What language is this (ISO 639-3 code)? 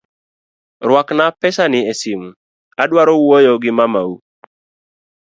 luo